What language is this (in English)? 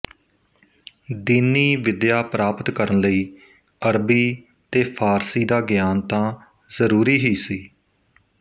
Punjabi